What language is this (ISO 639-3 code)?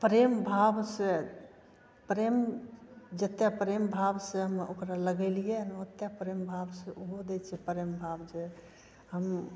mai